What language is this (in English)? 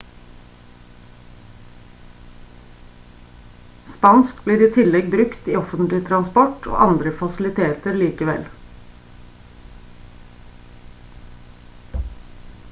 Norwegian Bokmål